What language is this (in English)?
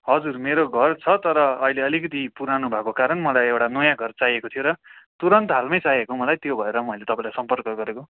Nepali